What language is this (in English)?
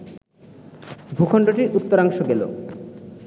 Bangla